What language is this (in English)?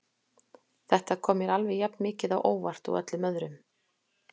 Icelandic